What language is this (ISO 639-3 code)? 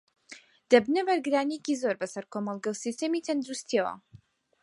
ckb